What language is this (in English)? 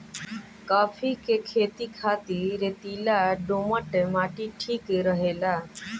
Bhojpuri